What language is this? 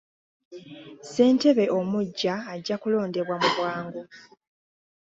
Ganda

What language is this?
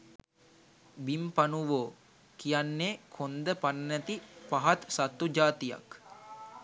Sinhala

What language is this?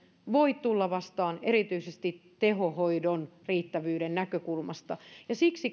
Finnish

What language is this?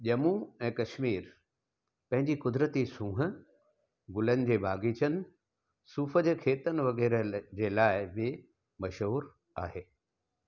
Sindhi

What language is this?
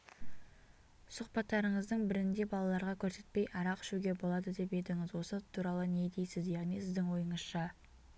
Kazakh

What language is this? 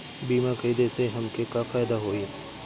Bhojpuri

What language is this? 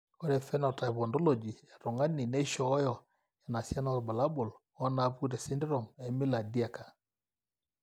Masai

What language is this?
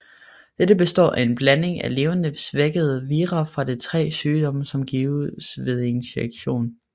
Danish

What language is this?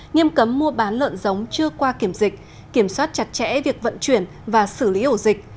Vietnamese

